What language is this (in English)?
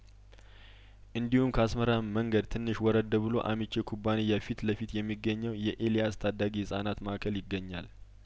Amharic